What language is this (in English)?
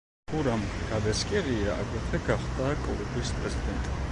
Georgian